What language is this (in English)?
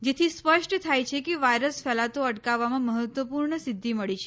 Gujarati